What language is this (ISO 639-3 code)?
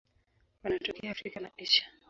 swa